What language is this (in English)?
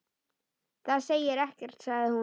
Icelandic